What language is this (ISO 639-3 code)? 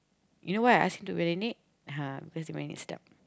eng